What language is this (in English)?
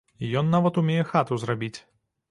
Belarusian